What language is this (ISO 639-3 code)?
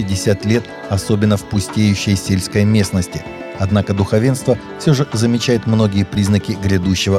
rus